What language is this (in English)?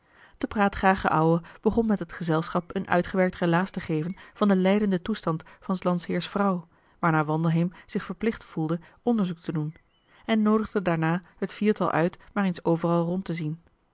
Dutch